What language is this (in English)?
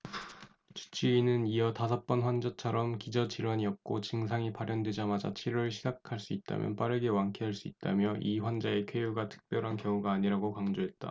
Korean